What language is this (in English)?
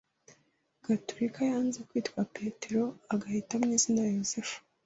Kinyarwanda